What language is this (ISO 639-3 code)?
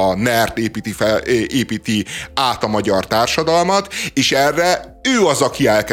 hun